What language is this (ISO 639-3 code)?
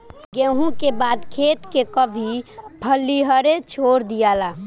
bho